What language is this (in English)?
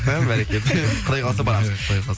Kazakh